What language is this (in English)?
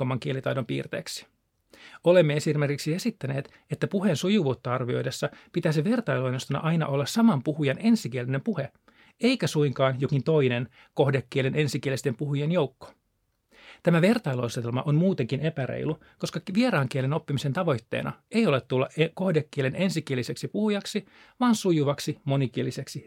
Finnish